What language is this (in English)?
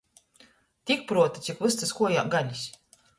Latgalian